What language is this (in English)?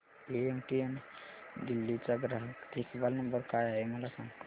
Marathi